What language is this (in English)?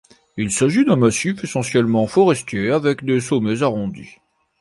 French